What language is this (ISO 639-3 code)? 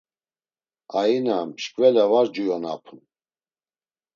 lzz